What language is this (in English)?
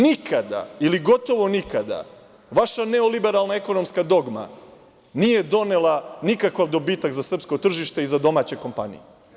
Serbian